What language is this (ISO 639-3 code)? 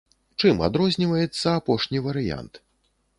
bel